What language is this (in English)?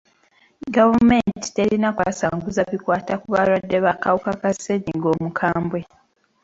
Ganda